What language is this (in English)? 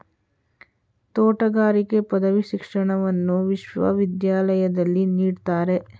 Kannada